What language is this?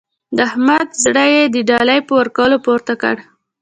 Pashto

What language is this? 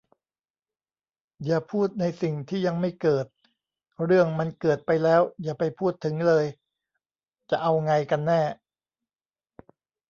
Thai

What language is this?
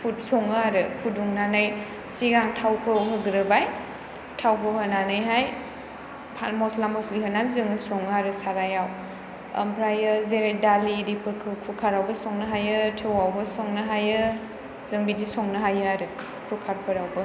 Bodo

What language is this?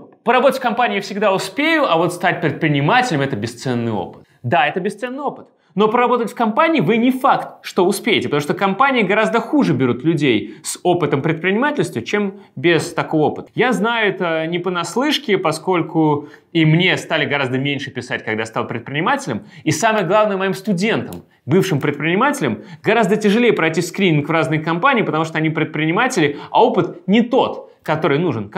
Russian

